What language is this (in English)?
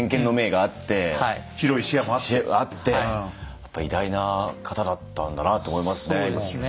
Japanese